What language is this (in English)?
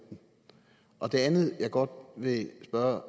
Danish